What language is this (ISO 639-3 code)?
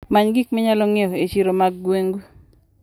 luo